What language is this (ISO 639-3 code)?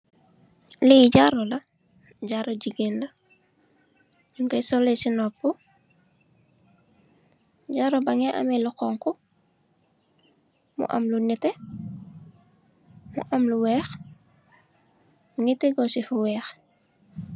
wol